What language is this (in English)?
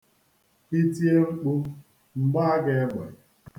Igbo